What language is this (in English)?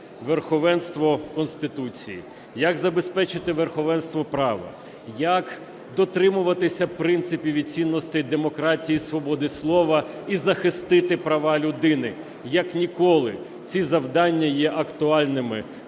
Ukrainian